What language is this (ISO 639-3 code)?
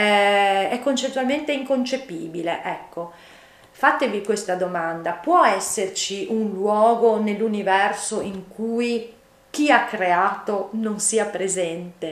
ita